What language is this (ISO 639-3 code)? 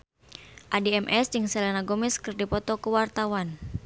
sun